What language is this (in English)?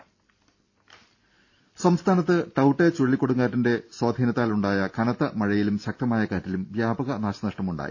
Malayalam